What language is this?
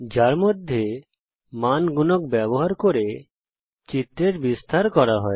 Bangla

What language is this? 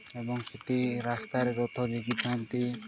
Odia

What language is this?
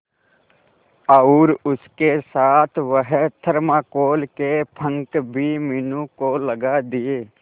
Hindi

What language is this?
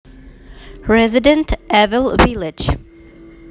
Russian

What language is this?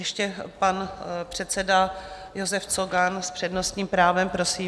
Czech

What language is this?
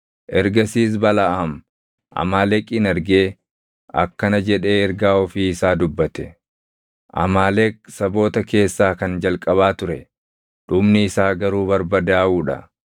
Oromo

